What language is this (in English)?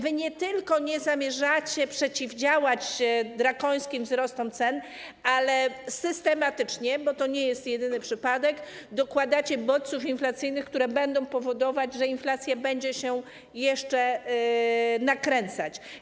Polish